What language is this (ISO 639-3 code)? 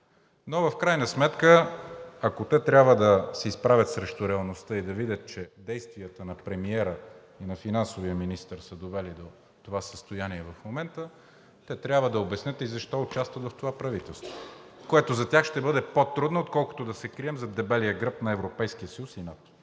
bul